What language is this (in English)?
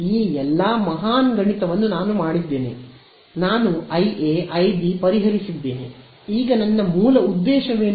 Kannada